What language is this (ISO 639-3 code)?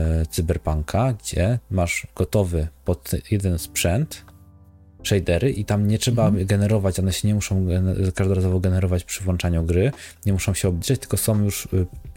pol